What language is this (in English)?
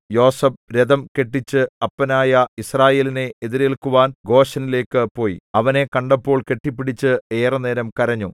Malayalam